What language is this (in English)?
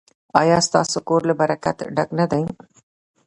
Pashto